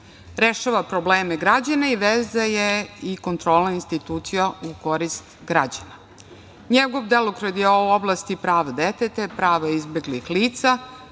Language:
Serbian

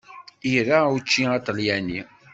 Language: Kabyle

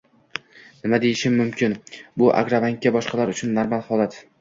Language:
Uzbek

